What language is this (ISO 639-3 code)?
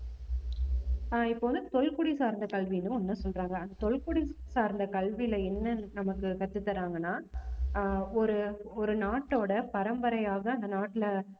tam